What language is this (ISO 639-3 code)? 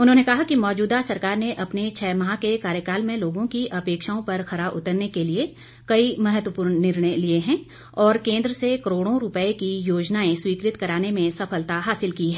hin